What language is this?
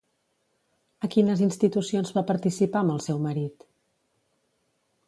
Catalan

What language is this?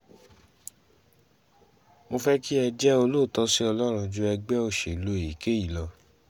Yoruba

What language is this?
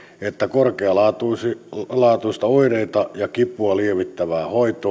Finnish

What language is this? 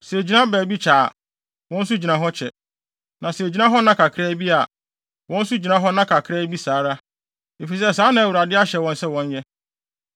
Akan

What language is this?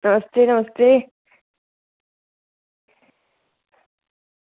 Dogri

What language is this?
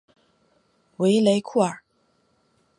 Chinese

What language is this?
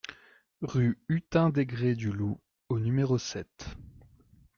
French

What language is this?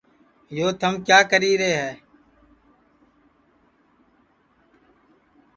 Sansi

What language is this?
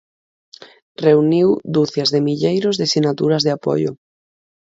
Galician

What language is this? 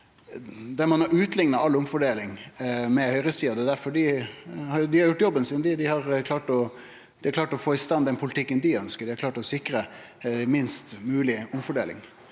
Norwegian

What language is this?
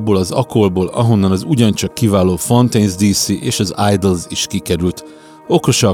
Hungarian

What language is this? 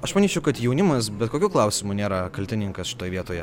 Lithuanian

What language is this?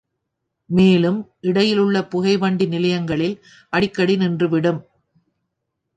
Tamil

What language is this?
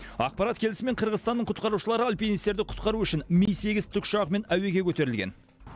Kazakh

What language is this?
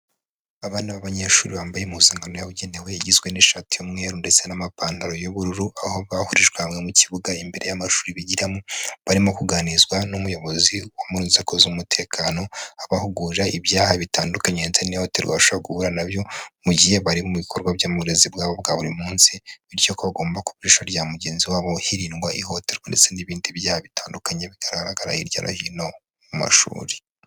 Kinyarwanda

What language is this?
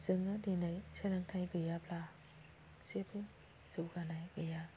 Bodo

